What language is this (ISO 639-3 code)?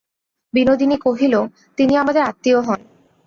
ben